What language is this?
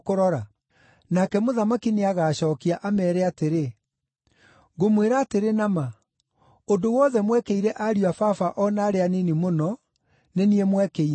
Kikuyu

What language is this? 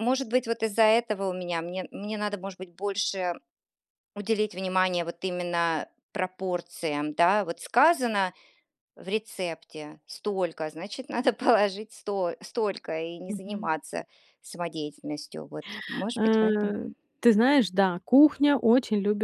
Russian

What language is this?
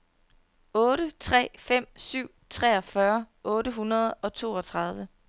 Danish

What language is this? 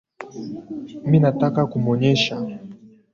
Swahili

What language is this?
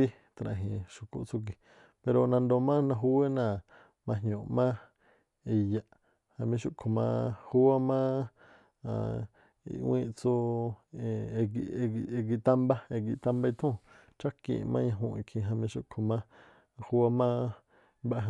Tlacoapa Me'phaa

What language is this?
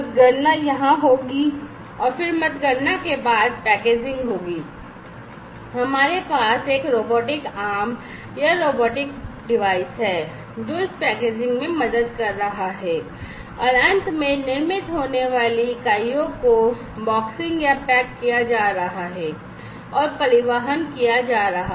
Hindi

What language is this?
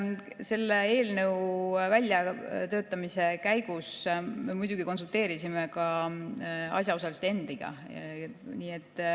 Estonian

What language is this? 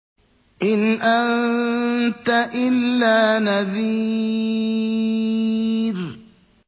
Arabic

